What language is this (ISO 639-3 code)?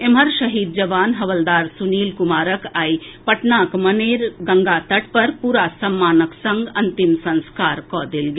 mai